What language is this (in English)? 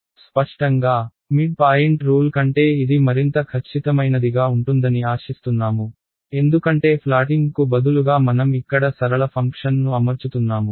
Telugu